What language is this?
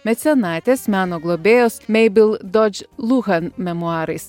Lithuanian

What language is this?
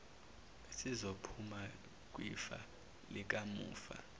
Zulu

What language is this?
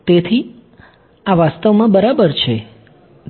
Gujarati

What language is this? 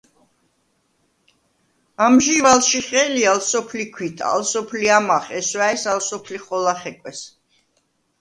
Svan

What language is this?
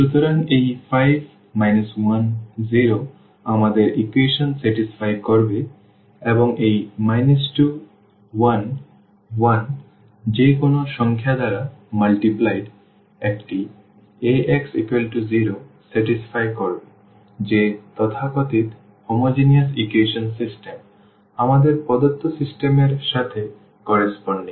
Bangla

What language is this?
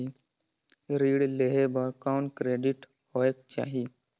Chhattisgarhi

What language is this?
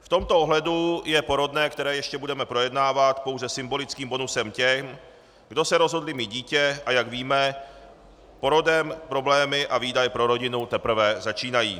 Czech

